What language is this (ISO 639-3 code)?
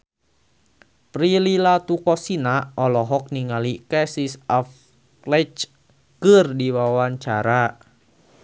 sun